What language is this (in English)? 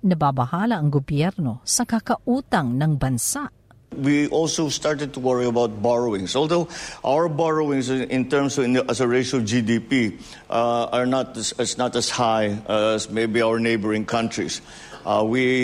Filipino